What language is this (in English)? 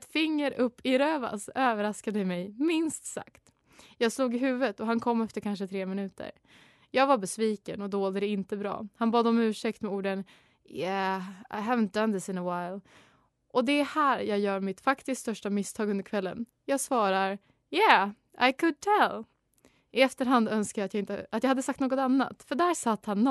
Swedish